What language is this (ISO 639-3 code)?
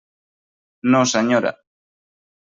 cat